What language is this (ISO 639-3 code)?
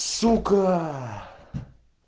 rus